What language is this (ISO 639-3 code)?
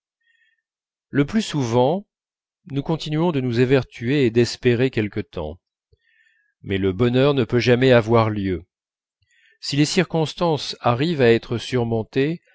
fra